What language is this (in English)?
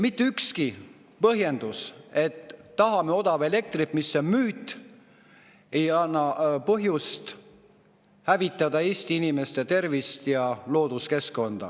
Estonian